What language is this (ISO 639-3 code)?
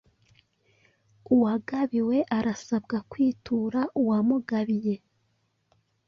kin